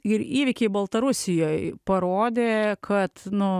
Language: Lithuanian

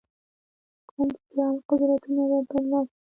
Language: Pashto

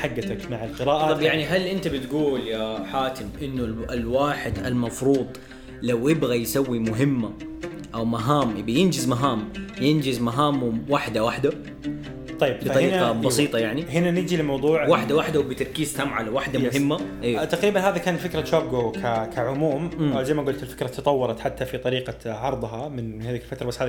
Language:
Arabic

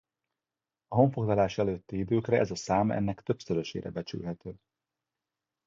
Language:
Hungarian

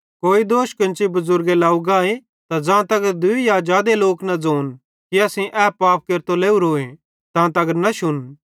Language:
Bhadrawahi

